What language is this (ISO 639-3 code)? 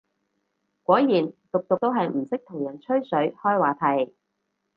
yue